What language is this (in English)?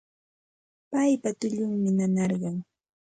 Santa Ana de Tusi Pasco Quechua